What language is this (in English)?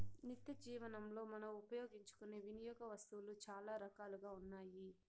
Telugu